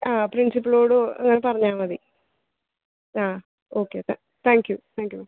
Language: Malayalam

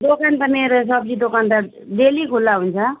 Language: Nepali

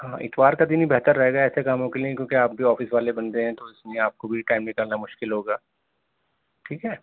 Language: Urdu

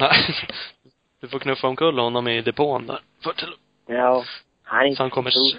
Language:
Swedish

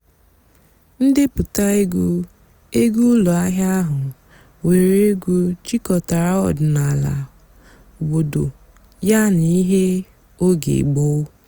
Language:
Igbo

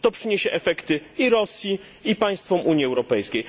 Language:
Polish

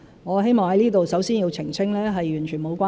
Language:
Cantonese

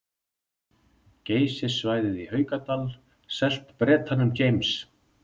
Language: Icelandic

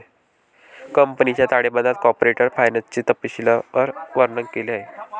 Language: Marathi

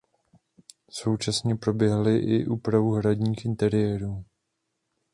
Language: Czech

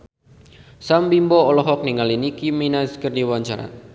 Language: Sundanese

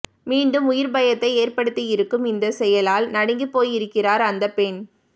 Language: Tamil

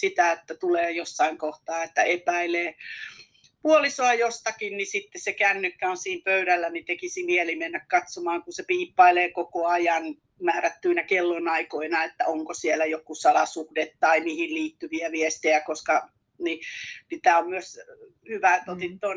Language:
Finnish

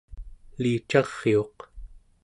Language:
Central Yupik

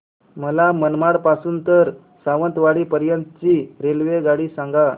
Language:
Marathi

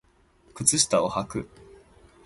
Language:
Japanese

